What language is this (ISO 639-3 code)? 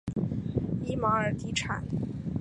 zho